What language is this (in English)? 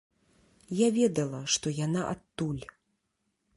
Belarusian